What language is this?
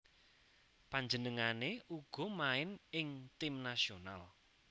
Javanese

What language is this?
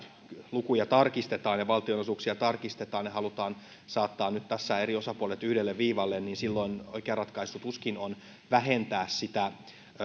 Finnish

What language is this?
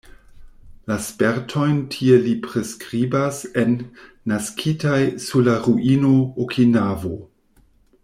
Esperanto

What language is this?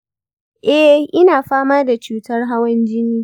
Hausa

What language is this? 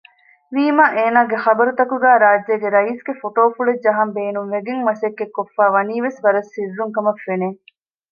Divehi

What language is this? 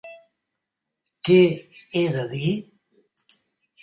Catalan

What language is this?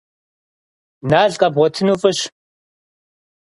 Kabardian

